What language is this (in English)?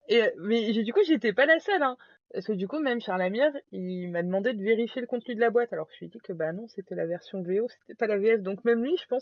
French